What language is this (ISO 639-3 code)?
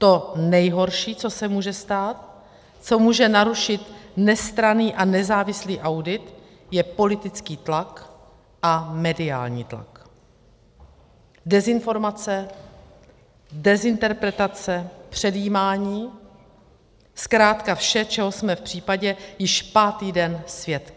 ces